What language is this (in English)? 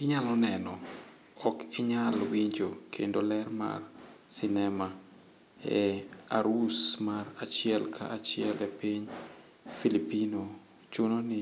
Luo (Kenya and Tanzania)